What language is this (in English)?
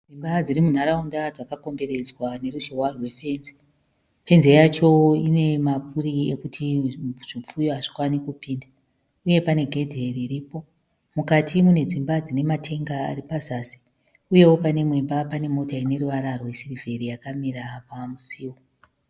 Shona